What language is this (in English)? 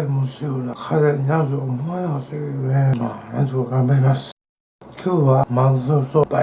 Japanese